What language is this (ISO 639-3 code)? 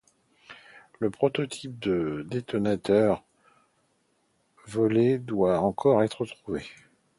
fra